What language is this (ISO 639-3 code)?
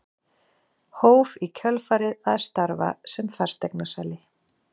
isl